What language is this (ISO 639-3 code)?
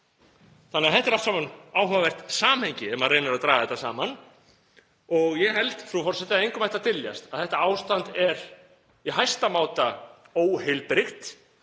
isl